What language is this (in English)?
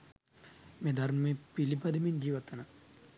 Sinhala